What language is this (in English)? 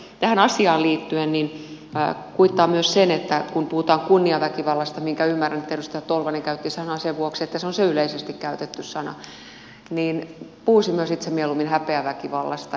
Finnish